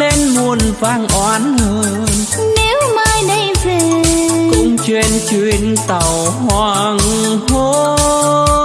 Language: Vietnamese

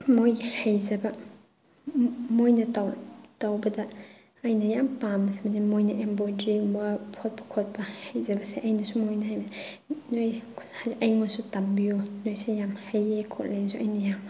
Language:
Manipuri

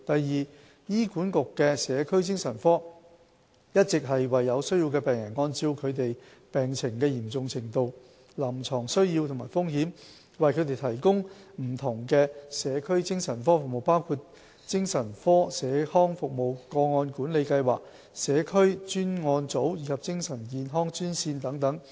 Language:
Cantonese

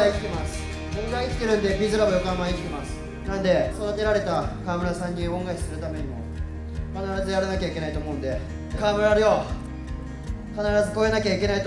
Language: Japanese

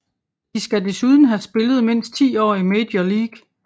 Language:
Danish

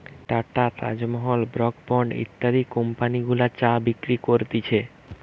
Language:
Bangla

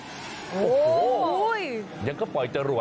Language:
Thai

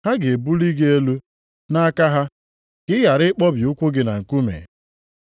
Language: Igbo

